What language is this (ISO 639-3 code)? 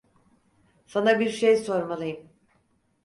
tur